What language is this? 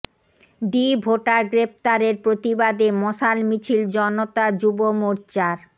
Bangla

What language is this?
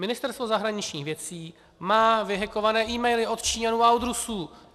Czech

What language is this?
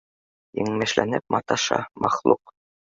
Bashkir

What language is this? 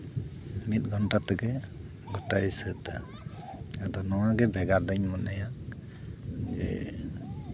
Santali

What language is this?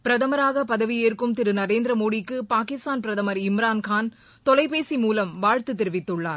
Tamil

